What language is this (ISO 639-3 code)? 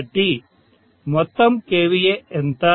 tel